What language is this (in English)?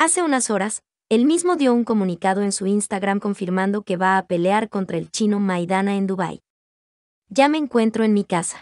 Spanish